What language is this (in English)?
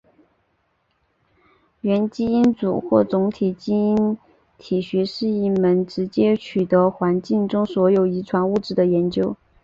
Chinese